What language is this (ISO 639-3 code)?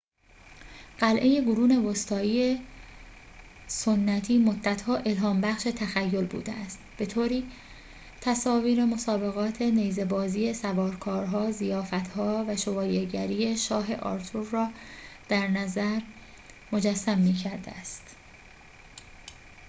fas